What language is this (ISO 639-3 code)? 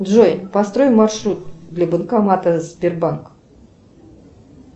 rus